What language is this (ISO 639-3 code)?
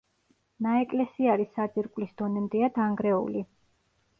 kat